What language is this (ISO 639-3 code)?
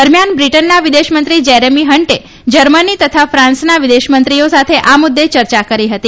guj